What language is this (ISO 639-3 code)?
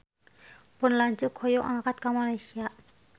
sun